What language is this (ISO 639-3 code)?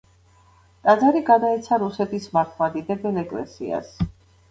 kat